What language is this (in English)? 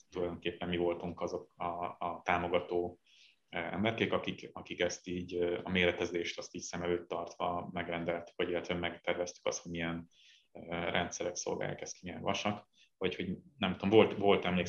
Hungarian